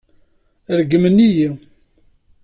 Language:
Kabyle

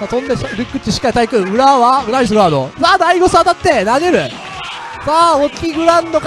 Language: Japanese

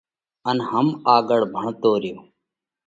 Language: Parkari Koli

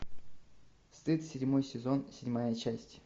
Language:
Russian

